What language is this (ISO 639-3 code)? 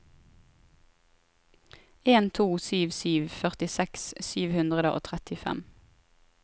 nor